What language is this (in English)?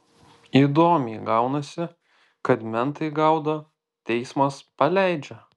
Lithuanian